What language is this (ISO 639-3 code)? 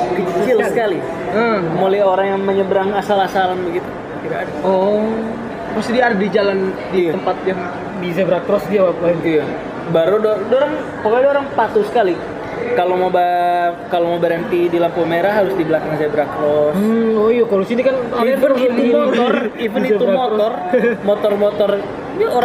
ind